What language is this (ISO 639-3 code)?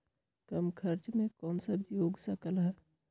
mag